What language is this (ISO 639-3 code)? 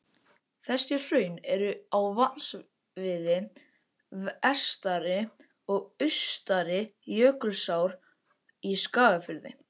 isl